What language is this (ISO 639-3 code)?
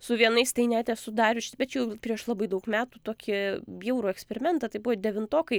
lit